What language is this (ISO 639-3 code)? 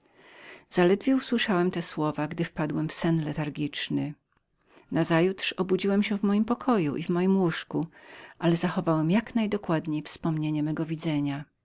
pol